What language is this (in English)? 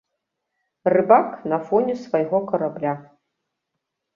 Belarusian